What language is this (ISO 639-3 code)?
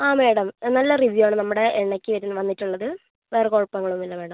mal